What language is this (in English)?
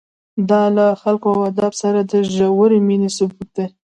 Pashto